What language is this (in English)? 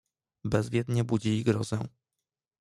Polish